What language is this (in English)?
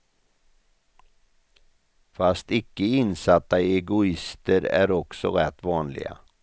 Swedish